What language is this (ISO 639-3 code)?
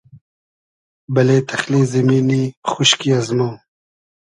haz